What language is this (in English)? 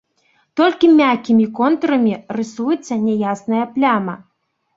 Belarusian